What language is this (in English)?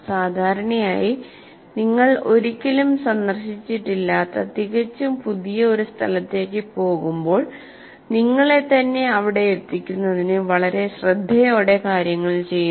Malayalam